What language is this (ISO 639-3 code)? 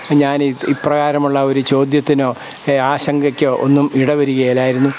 mal